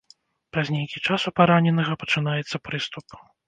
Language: Belarusian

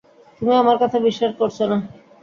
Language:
Bangla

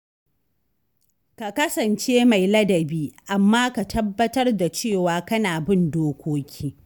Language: Hausa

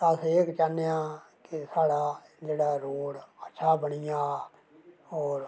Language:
Dogri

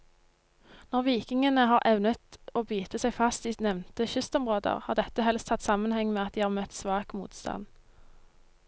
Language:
Norwegian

